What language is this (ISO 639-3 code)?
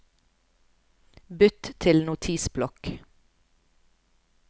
nor